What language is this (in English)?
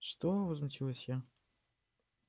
Russian